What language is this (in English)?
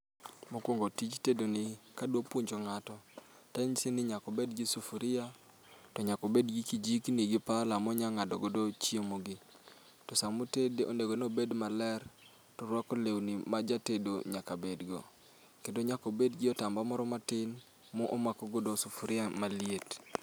Luo (Kenya and Tanzania)